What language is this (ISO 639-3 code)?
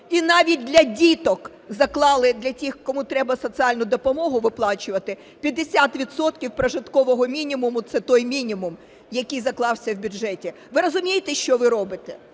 ukr